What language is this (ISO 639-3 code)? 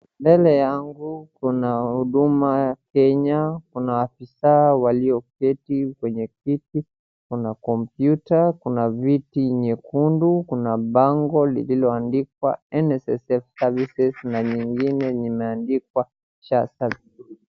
swa